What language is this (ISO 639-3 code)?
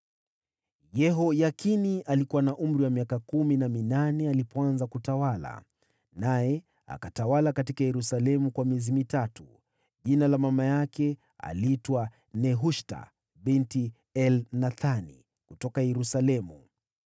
swa